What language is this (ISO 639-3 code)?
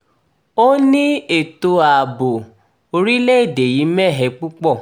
yor